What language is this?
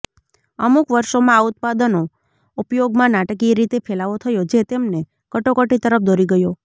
Gujarati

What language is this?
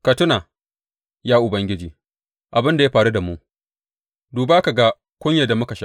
Hausa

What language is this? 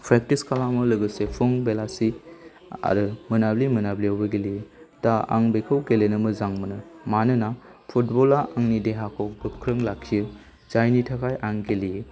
Bodo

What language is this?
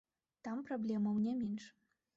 Belarusian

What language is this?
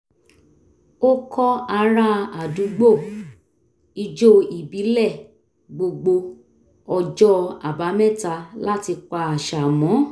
Yoruba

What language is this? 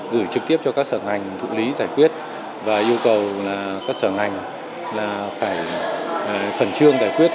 Vietnamese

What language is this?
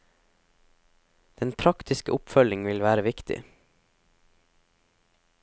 Norwegian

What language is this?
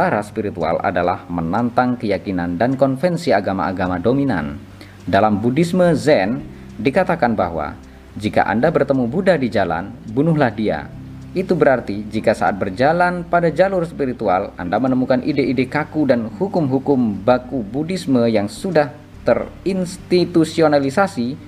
Indonesian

